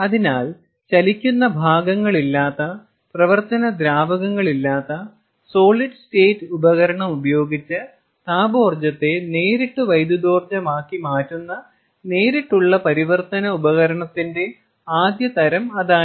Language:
Malayalam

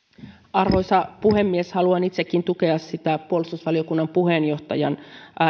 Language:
Finnish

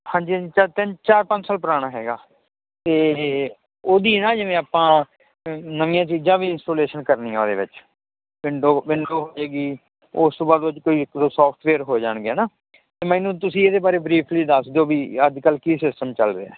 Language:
Punjabi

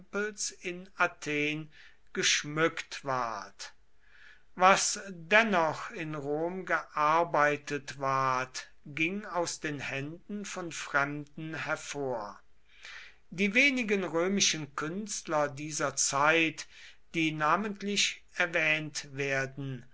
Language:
German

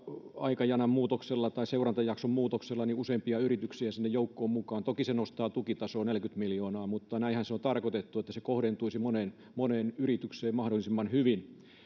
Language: Finnish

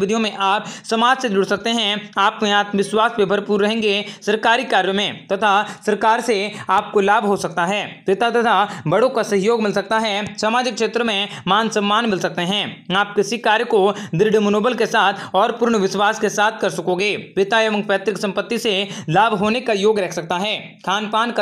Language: Hindi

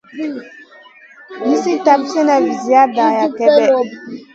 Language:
Masana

